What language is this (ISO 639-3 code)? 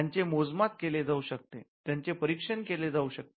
mar